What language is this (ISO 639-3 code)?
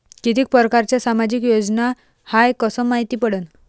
mar